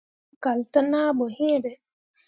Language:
Mundang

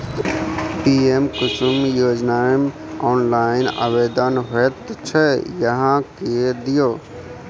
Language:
Maithili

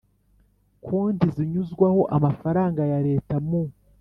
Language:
Kinyarwanda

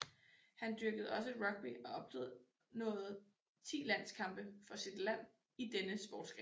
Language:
Danish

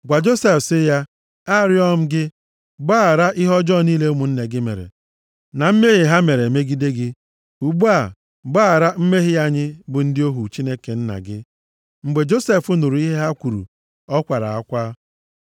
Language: Igbo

